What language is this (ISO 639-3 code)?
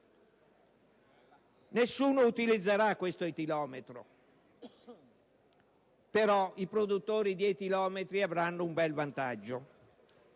ita